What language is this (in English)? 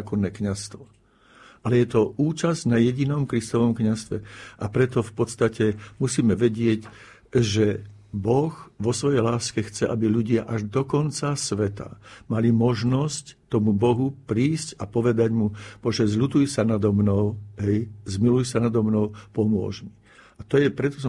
Slovak